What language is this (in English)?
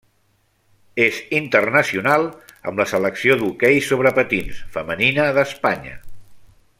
Catalan